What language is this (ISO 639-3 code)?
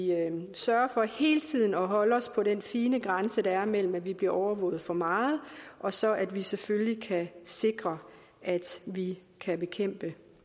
dan